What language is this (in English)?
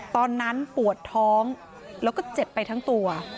Thai